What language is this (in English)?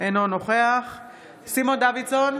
Hebrew